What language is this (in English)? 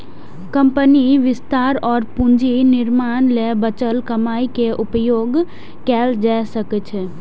Maithili